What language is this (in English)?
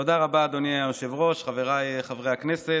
Hebrew